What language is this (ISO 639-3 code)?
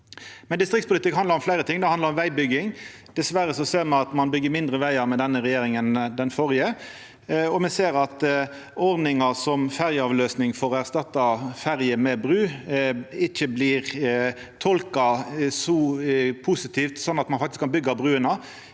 nor